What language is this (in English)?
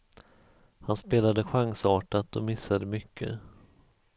Swedish